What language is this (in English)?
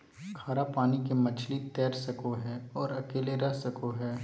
Magahi